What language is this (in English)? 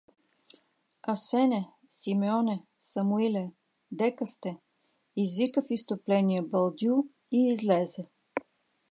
Bulgarian